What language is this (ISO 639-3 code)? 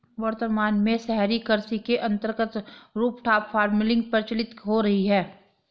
hin